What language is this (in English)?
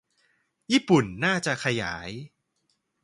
Thai